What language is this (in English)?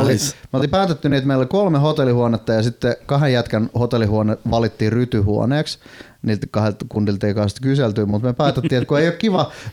Finnish